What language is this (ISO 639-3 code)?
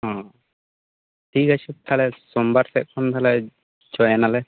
sat